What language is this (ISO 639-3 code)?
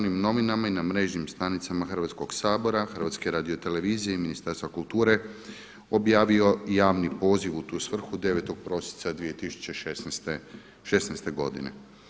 hrv